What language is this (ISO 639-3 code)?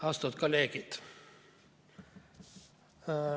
est